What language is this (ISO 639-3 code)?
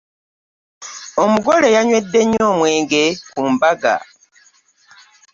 lug